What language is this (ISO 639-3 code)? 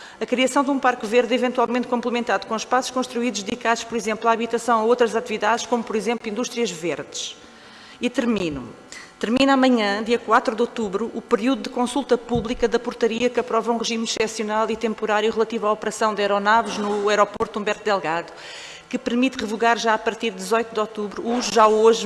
por